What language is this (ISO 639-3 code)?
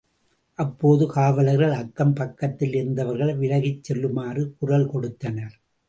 tam